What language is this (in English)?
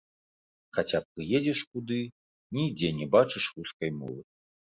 Belarusian